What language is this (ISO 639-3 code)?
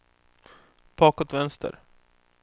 swe